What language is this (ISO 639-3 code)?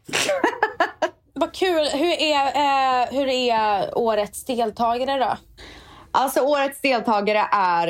swe